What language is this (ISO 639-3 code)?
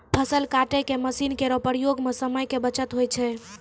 mai